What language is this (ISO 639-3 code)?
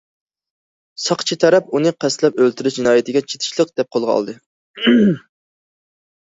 uig